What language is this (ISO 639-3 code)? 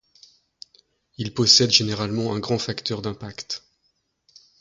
fra